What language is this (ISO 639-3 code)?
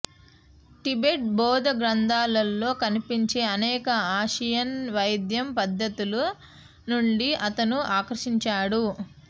tel